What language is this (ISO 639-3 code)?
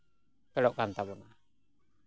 sat